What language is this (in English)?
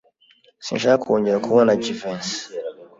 Kinyarwanda